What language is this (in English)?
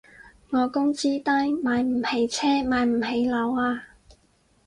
Cantonese